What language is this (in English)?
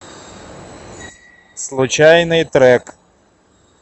Russian